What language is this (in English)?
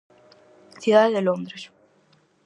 Galician